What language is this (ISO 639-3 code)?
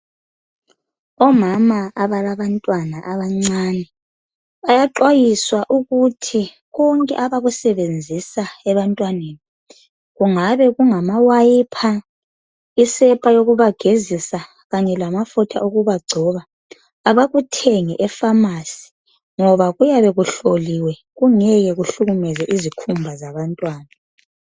nde